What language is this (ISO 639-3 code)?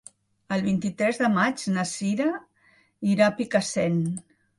cat